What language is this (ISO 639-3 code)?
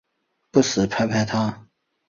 zho